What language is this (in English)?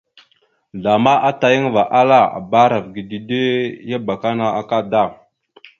Mada (Cameroon)